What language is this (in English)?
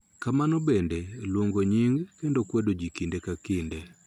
Luo (Kenya and Tanzania)